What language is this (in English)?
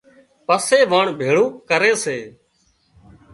Wadiyara Koli